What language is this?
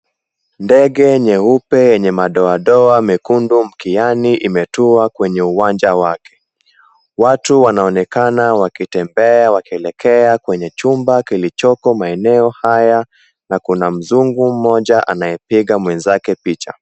Swahili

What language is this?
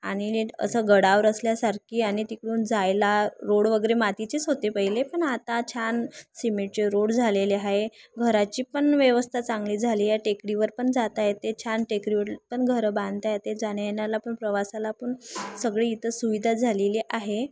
Marathi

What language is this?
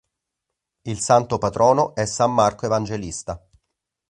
Italian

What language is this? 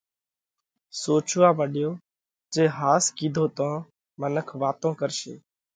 Parkari Koli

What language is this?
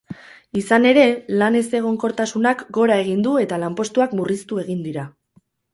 Basque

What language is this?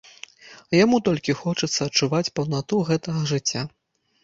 Belarusian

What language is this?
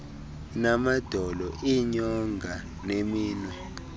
Xhosa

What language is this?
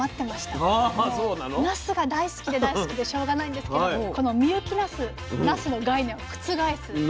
Japanese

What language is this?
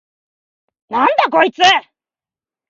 Japanese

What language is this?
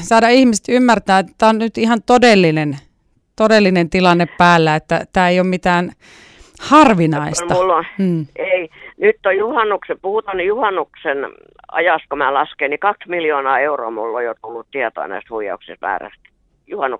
Finnish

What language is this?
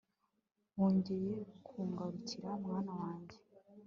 Kinyarwanda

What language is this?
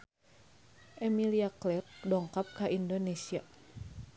Sundanese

